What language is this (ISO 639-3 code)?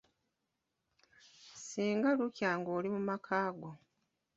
lug